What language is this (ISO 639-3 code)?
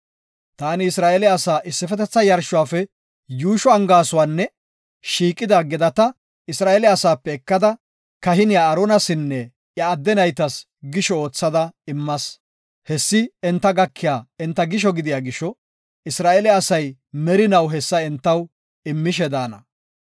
gof